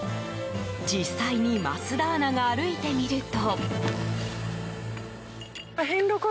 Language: Japanese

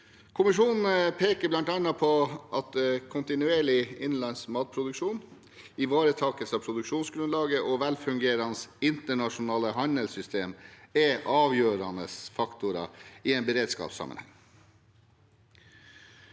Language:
Norwegian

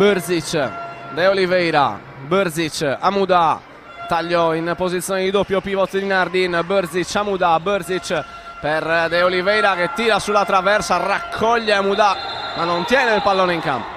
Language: Italian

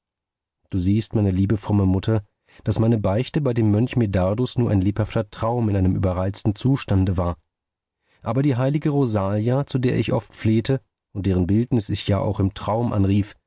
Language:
German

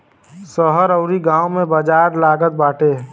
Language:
Bhojpuri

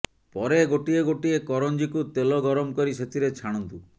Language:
Odia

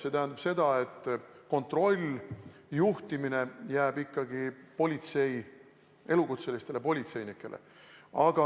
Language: Estonian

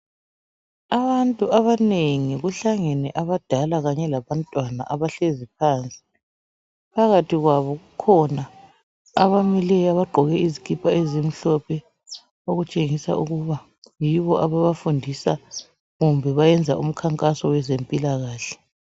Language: North Ndebele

